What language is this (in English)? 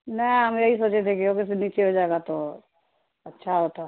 Urdu